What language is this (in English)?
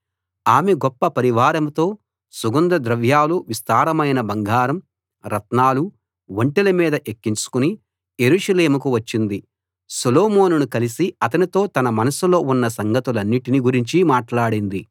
Telugu